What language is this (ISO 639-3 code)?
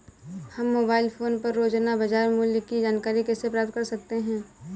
hin